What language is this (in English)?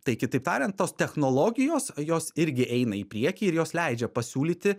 Lithuanian